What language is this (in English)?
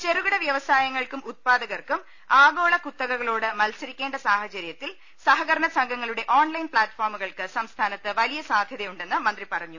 Malayalam